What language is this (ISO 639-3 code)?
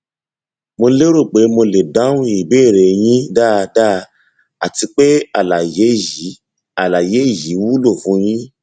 yor